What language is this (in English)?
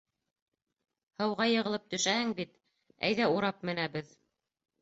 Bashkir